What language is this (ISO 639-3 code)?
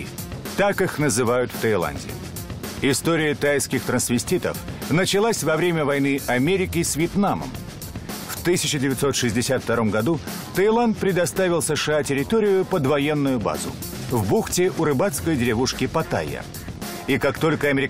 rus